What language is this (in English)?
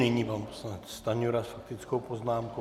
Czech